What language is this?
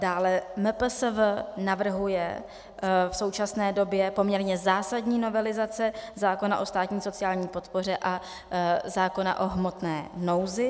Czech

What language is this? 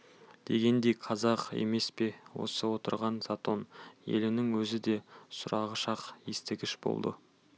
Kazakh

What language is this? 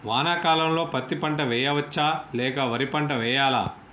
Telugu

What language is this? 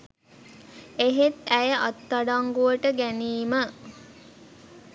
Sinhala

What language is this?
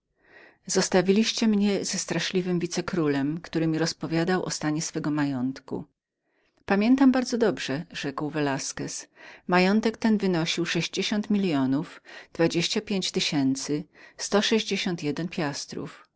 Polish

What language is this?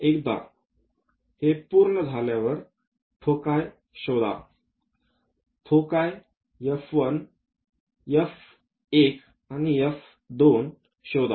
Marathi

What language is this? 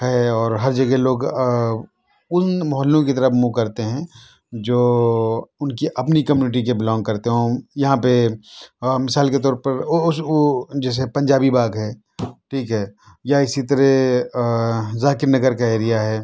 Urdu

